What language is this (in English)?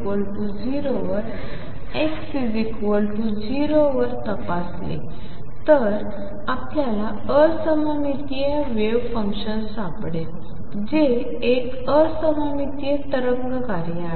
Marathi